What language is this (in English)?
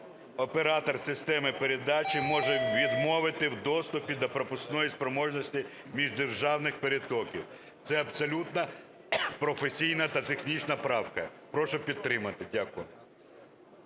Ukrainian